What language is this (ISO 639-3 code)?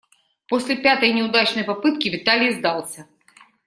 rus